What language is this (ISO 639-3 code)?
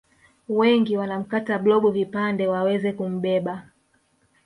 swa